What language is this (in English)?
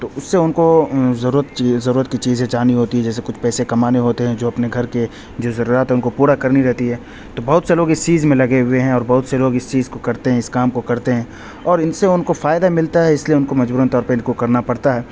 Urdu